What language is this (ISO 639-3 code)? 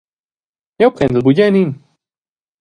roh